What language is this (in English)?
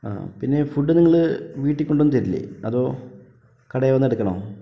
Malayalam